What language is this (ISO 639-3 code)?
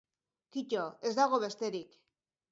eus